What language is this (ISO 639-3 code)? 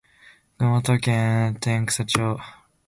jpn